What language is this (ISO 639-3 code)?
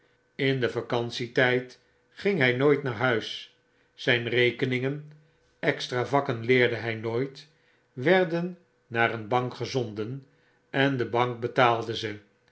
nld